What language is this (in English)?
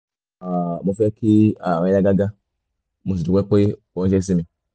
Yoruba